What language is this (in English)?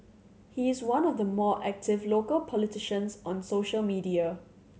English